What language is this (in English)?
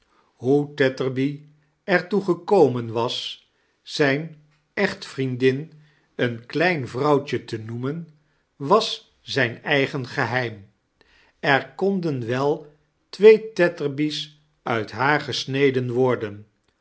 Dutch